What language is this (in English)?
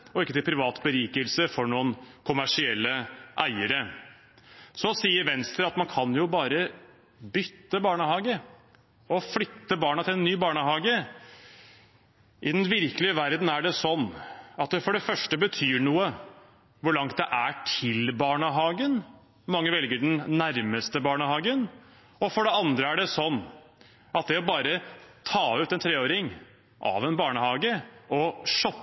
Norwegian Bokmål